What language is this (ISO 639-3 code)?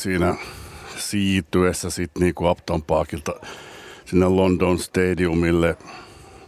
fin